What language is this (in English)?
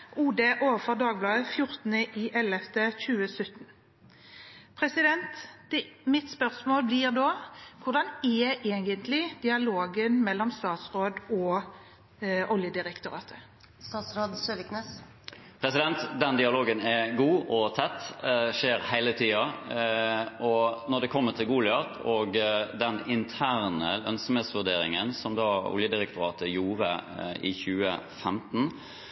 Norwegian Bokmål